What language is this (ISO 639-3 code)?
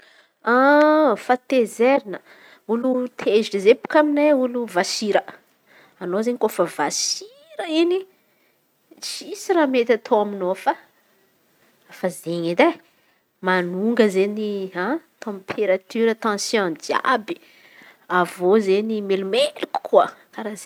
xmv